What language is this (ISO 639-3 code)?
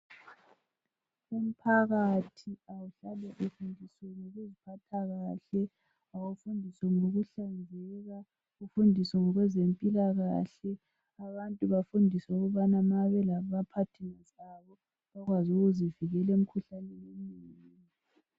nde